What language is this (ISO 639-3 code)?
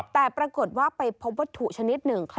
tha